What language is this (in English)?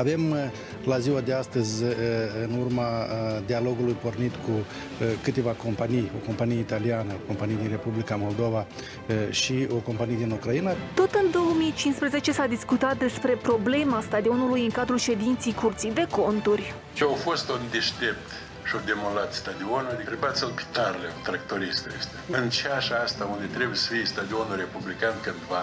Romanian